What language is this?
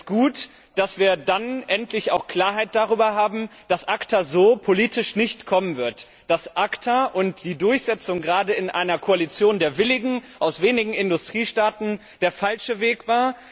German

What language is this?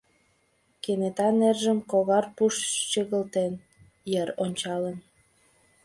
Mari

